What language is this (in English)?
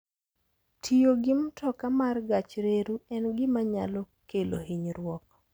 Luo (Kenya and Tanzania)